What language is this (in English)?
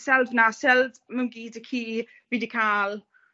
Welsh